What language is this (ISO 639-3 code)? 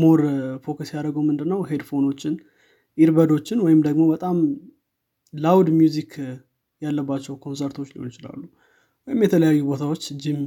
amh